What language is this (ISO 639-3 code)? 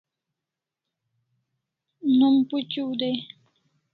kls